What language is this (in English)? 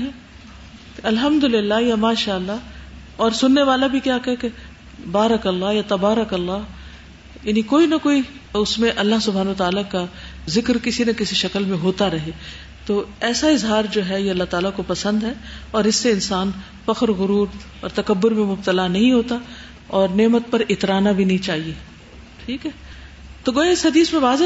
Urdu